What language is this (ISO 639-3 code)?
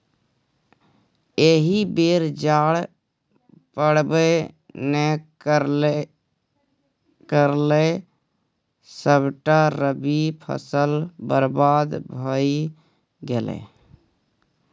mai